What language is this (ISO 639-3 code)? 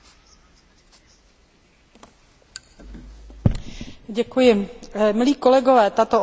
ces